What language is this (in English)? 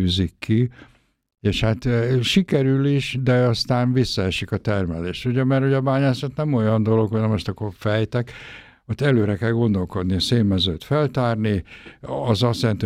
Hungarian